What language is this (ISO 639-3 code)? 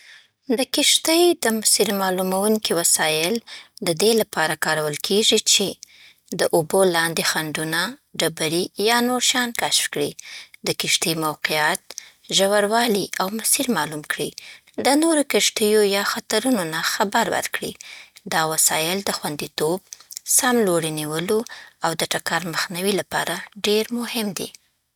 pbt